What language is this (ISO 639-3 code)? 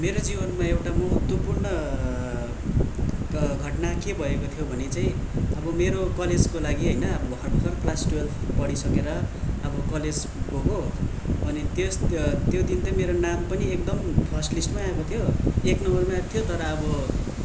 nep